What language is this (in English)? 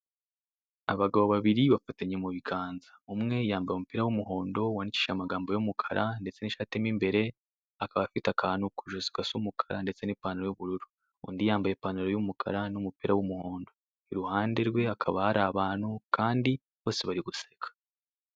Kinyarwanda